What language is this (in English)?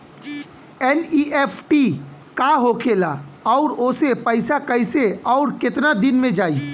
Bhojpuri